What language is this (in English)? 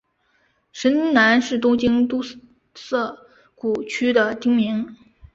Chinese